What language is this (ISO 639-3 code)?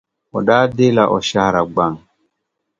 dag